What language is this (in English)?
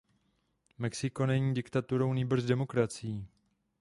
Czech